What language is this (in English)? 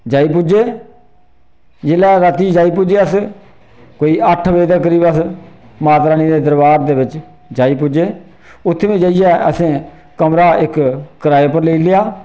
Dogri